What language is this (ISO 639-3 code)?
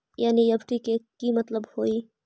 mag